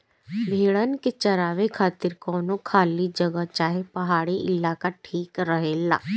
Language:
Bhojpuri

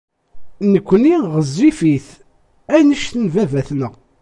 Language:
Kabyle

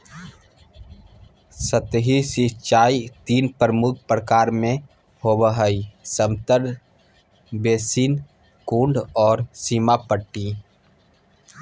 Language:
Magahi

